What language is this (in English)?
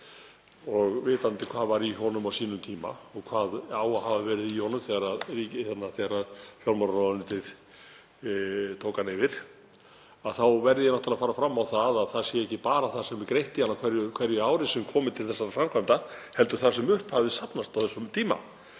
Icelandic